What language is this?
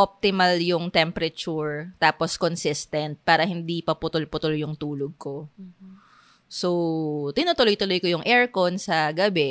Filipino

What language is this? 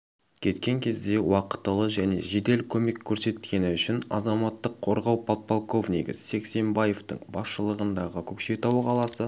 Kazakh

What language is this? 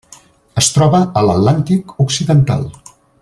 Catalan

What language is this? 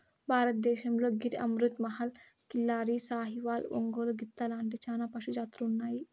Telugu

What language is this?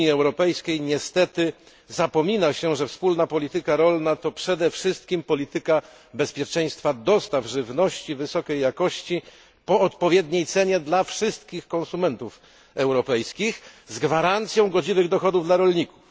Polish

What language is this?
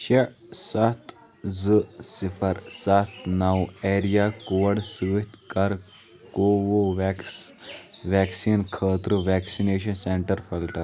Kashmiri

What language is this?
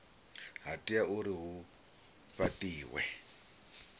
Venda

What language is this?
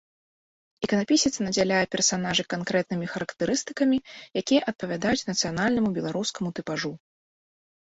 Belarusian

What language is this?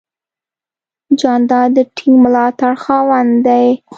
Pashto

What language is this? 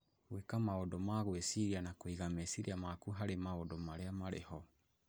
Kikuyu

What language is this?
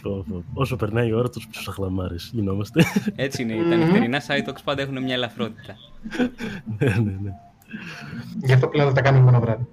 Greek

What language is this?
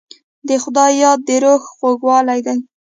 Pashto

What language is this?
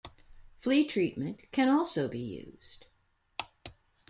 English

